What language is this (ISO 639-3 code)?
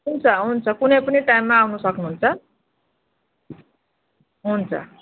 nep